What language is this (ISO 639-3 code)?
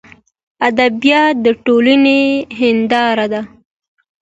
pus